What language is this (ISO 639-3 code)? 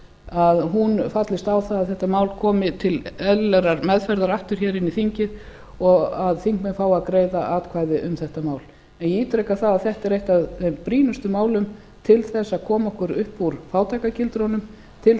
isl